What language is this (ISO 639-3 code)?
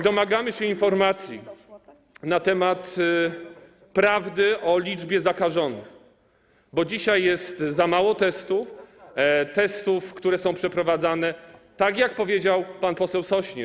pol